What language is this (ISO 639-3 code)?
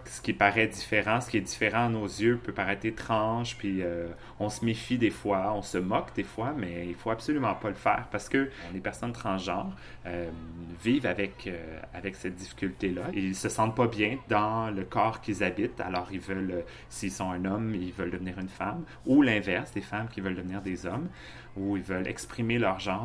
fra